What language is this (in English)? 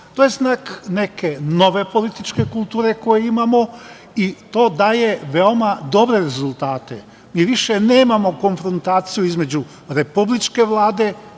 Serbian